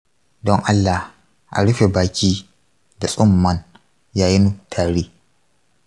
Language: Hausa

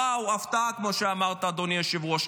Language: Hebrew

